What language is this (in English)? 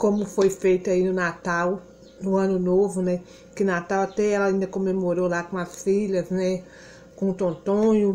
Portuguese